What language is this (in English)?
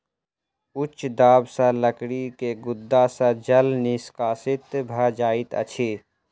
Maithili